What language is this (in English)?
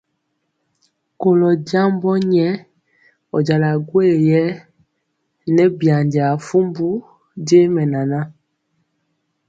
Mpiemo